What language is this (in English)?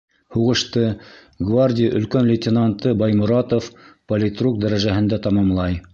Bashkir